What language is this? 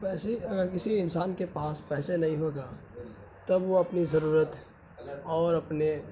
Urdu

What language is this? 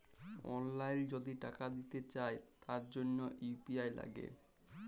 Bangla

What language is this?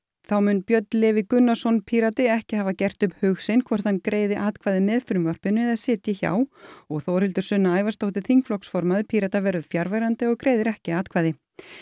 Icelandic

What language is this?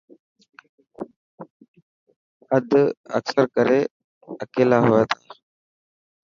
Dhatki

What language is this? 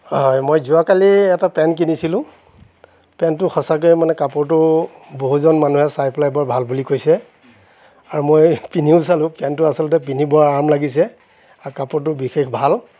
Assamese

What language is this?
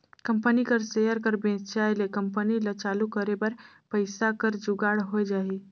Chhattisgarhi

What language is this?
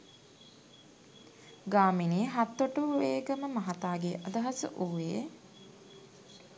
Sinhala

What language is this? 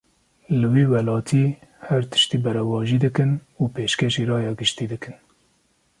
Kurdish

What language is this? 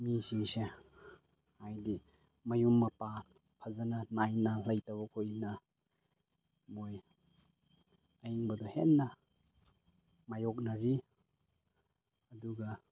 Manipuri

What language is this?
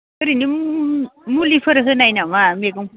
Bodo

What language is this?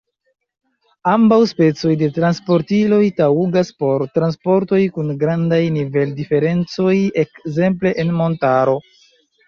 Esperanto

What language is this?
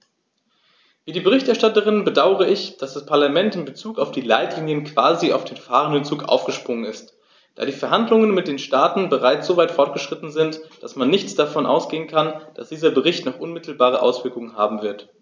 German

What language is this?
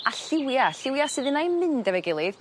Welsh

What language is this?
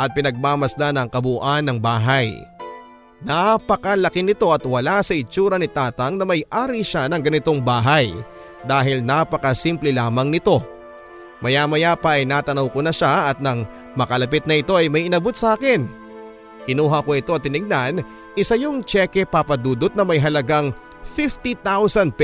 Filipino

